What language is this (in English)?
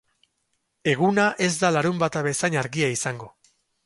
Basque